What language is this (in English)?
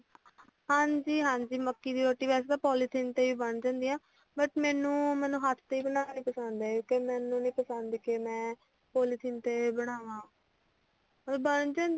Punjabi